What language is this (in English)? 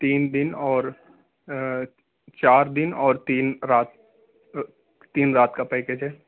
Urdu